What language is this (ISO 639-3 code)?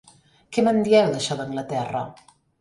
cat